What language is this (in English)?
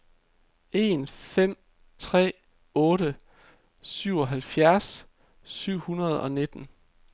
Danish